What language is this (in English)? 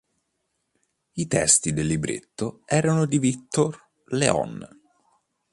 Italian